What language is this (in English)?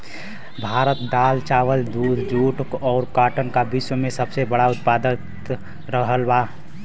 Bhojpuri